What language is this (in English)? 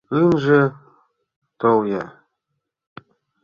Mari